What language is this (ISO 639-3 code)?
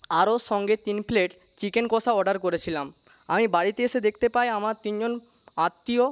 ben